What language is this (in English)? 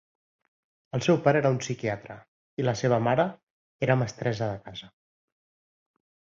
Catalan